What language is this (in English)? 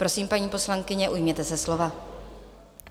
Czech